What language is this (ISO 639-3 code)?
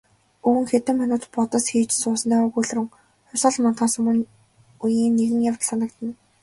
mon